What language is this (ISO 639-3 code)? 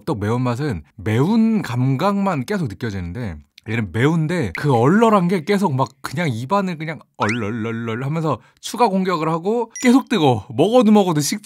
kor